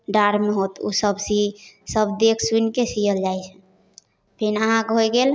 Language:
Maithili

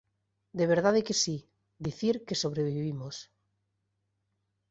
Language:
Galician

